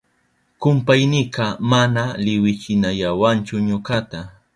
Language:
Southern Pastaza Quechua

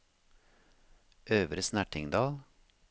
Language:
Norwegian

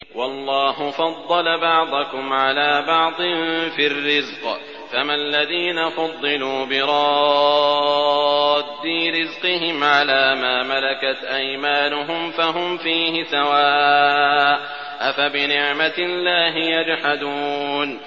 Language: Arabic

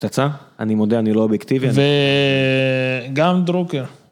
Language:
Hebrew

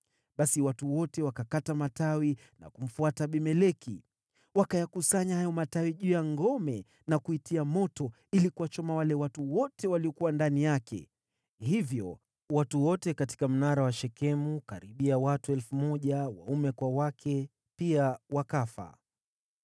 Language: Swahili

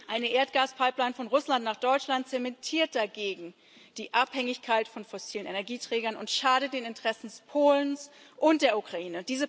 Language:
German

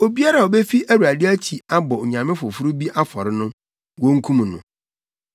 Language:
Akan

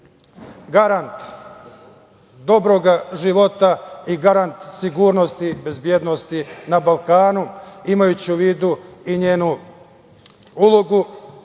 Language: Serbian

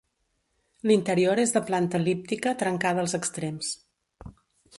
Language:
Catalan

